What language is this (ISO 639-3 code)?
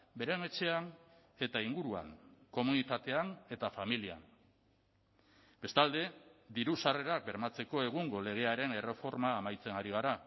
eus